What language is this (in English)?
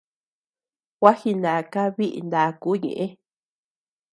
Tepeuxila Cuicatec